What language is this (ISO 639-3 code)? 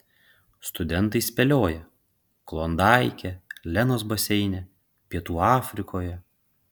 lit